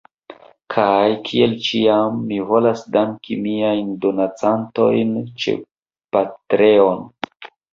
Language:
Esperanto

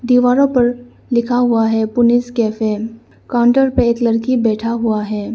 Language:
Hindi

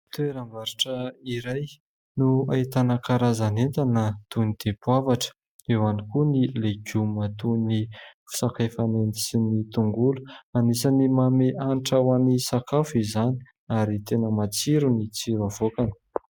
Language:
Malagasy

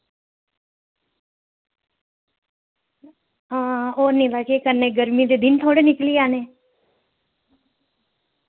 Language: Dogri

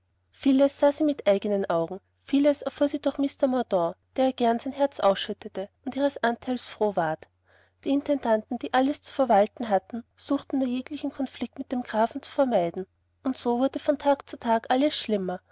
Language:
German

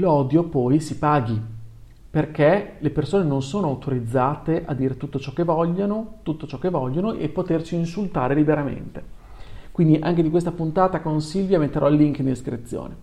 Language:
Italian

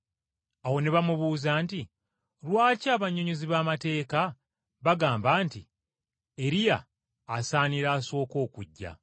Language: Ganda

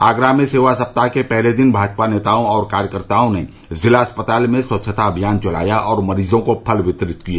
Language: Hindi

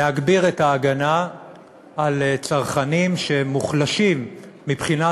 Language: Hebrew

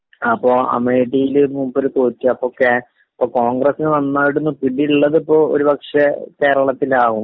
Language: Malayalam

